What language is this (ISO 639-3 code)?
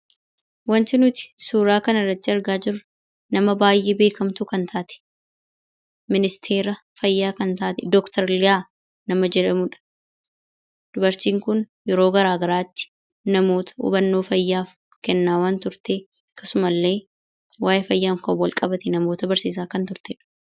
orm